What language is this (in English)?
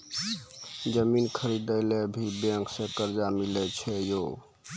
Maithili